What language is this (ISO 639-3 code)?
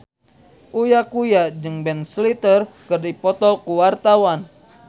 sun